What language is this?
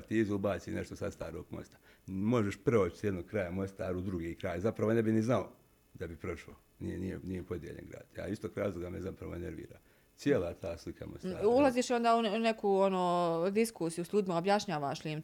Croatian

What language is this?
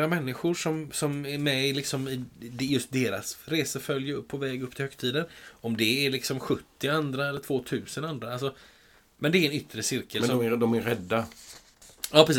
Swedish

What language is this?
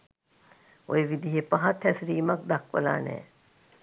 Sinhala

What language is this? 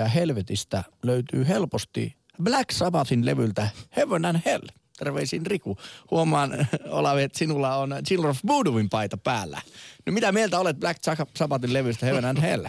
Finnish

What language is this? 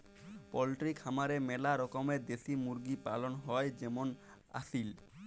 Bangla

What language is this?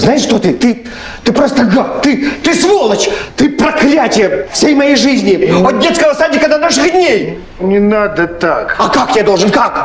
Russian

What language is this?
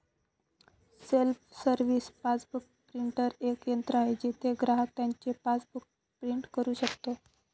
Marathi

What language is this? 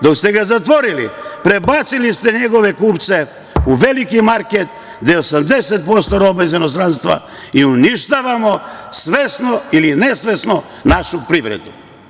Serbian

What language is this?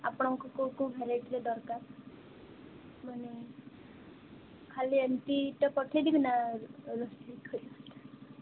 Odia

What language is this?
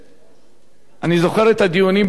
Hebrew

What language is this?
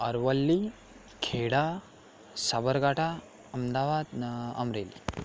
Gujarati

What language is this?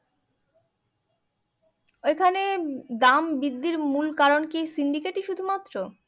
Bangla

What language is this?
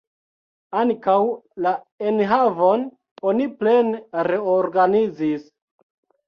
Esperanto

